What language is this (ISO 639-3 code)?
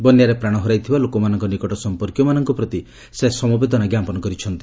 ori